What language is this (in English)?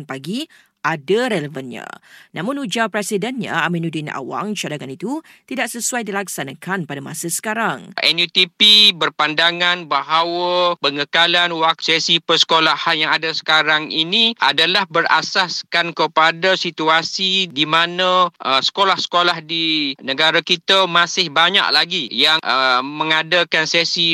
Malay